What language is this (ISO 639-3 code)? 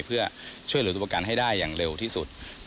tha